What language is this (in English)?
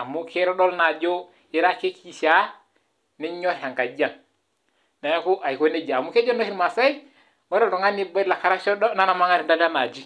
Masai